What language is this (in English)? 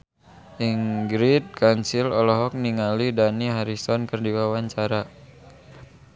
Sundanese